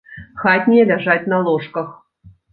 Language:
Belarusian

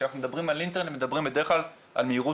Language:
Hebrew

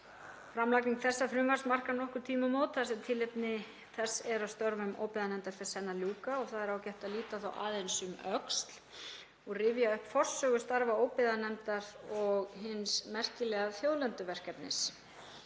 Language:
Icelandic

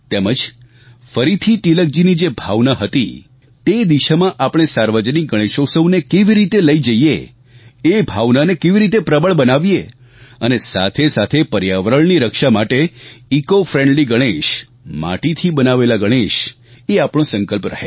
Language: Gujarati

